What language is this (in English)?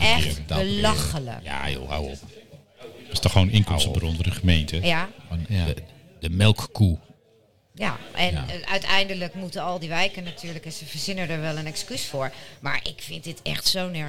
Dutch